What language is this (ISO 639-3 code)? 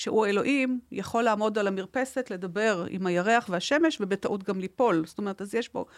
heb